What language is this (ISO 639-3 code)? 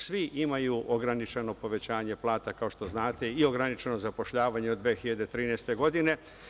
srp